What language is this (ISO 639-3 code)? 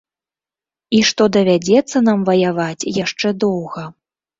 bel